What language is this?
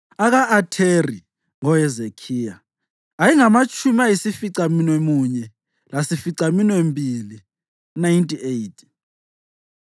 North Ndebele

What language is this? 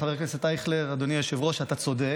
Hebrew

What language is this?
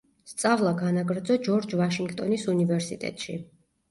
Georgian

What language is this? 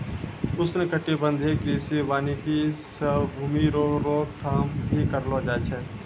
Maithili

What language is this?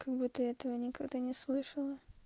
Russian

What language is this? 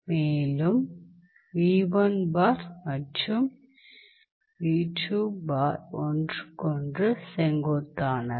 Tamil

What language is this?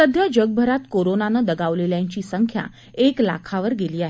Marathi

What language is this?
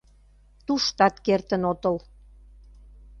Mari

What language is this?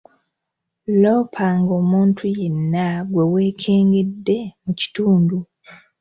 Ganda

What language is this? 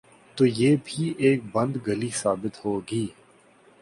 Urdu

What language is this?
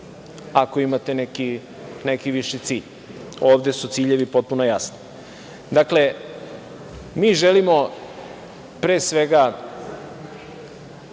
Serbian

